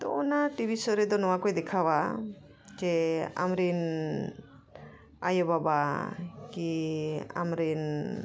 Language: Santali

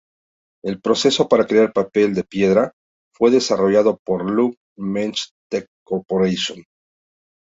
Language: Spanish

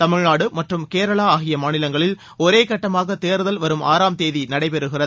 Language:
Tamil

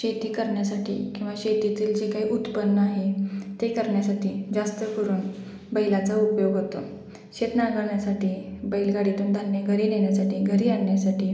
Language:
Marathi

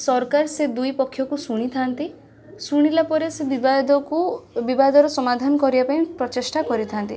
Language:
Odia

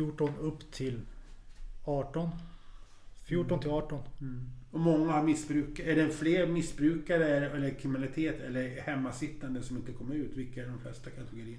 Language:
Swedish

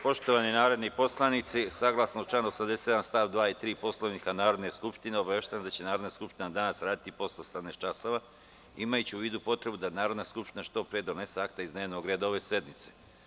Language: Serbian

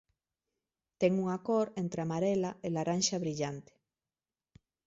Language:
Galician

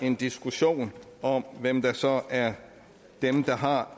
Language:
Danish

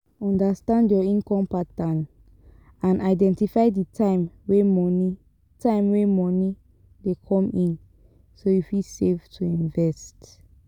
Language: Nigerian Pidgin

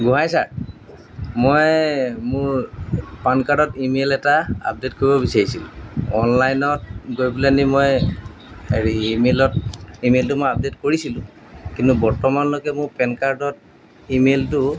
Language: Assamese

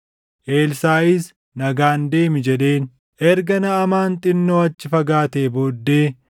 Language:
Oromo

